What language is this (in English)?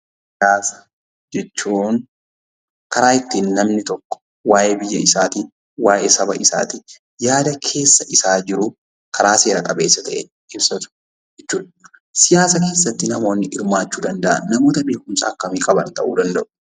Oromo